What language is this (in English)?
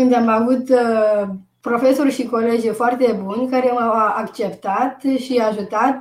Romanian